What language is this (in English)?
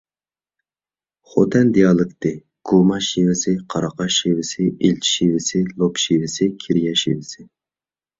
Uyghur